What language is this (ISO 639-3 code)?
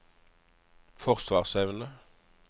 nor